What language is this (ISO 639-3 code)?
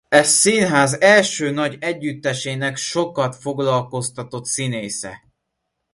hun